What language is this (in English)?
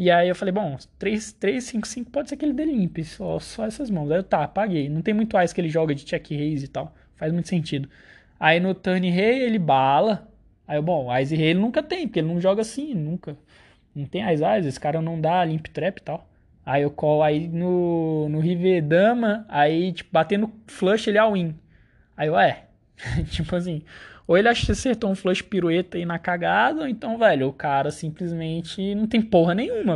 Portuguese